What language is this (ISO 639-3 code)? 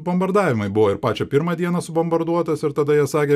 lit